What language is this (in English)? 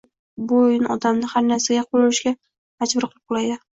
Uzbek